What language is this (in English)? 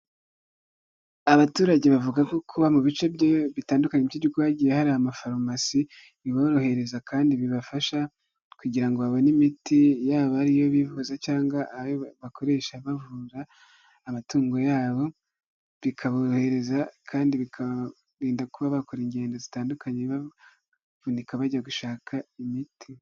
Kinyarwanda